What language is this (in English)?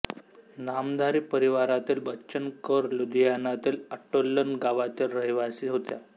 Marathi